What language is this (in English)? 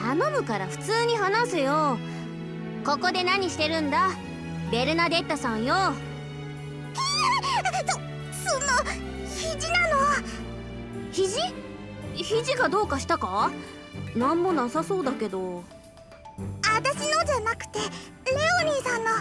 Japanese